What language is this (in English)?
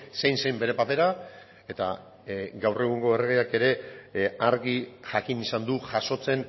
Basque